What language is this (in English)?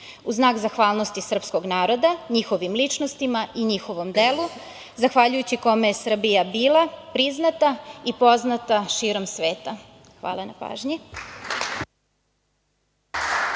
Serbian